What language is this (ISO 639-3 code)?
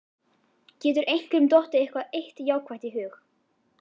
isl